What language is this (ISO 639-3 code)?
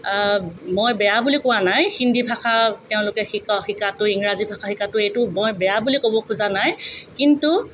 asm